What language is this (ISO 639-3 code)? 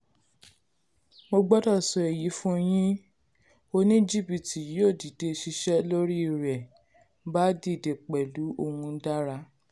yor